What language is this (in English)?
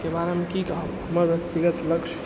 Maithili